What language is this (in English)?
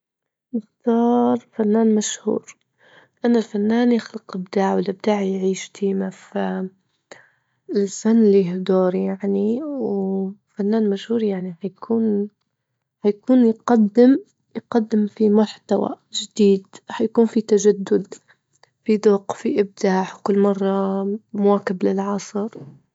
Libyan Arabic